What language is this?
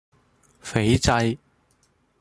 Cantonese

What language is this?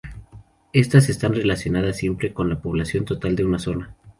Spanish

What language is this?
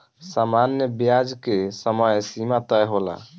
Bhojpuri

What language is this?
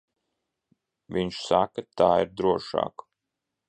Latvian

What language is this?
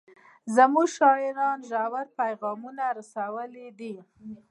Pashto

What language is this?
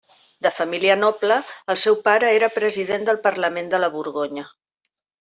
Catalan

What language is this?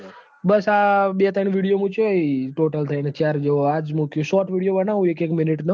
Gujarati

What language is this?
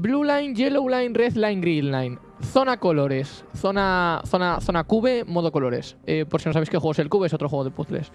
Spanish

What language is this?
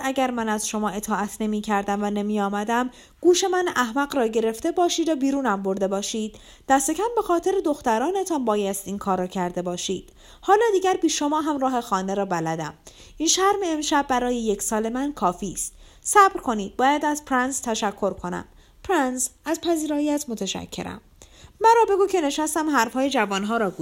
Persian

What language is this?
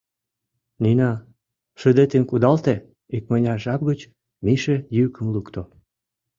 Mari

